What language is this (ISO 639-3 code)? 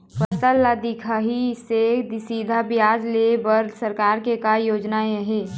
hne